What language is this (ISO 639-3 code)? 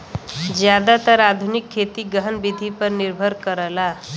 bho